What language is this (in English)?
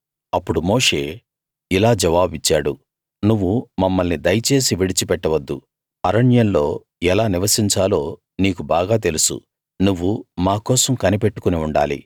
Telugu